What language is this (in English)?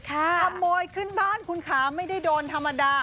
Thai